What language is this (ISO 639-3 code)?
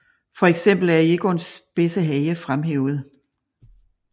dan